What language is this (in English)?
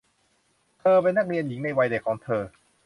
Thai